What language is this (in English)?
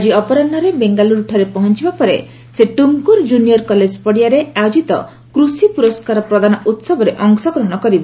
Odia